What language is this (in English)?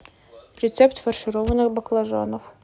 Russian